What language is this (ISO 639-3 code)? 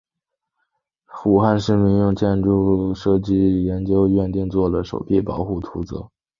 zho